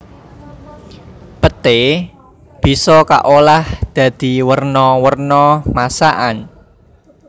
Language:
Javanese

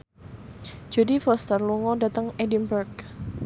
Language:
Javanese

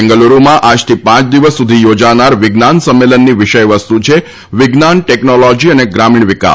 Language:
Gujarati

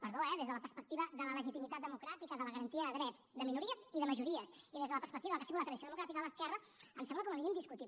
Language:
Catalan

